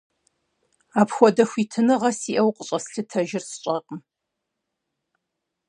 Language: Kabardian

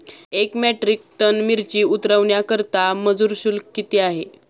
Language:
Marathi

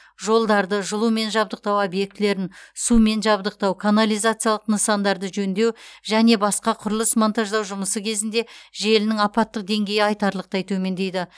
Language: Kazakh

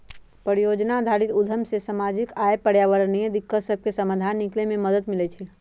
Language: Magahi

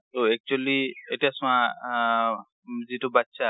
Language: Assamese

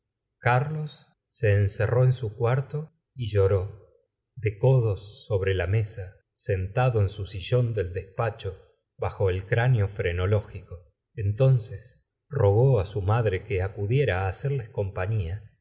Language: Spanish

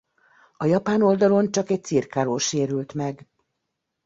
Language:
Hungarian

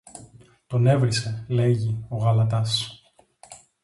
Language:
Greek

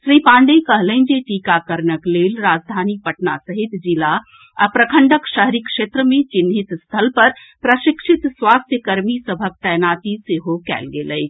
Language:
Maithili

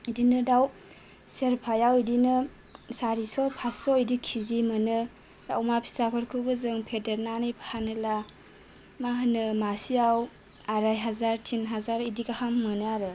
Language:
Bodo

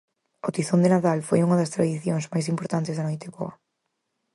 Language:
Galician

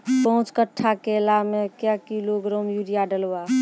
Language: Maithili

